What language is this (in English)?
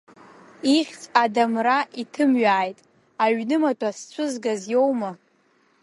Abkhazian